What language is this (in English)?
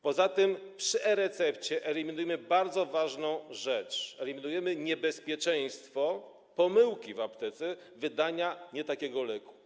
Polish